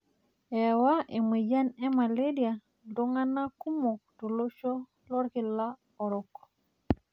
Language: Masai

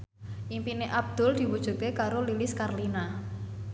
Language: Javanese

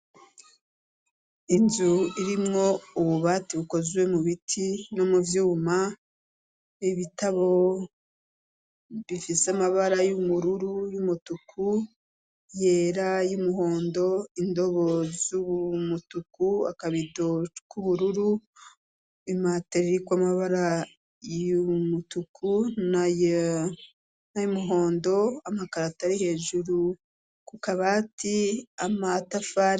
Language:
Rundi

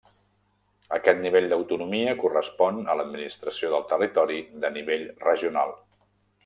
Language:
Catalan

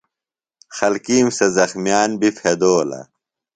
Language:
Phalura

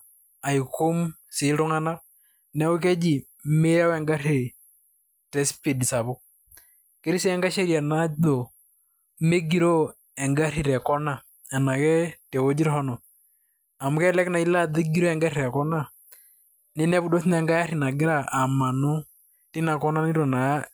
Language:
Masai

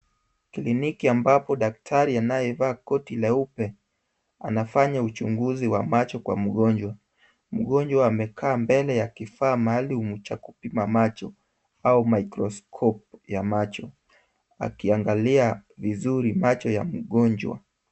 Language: Swahili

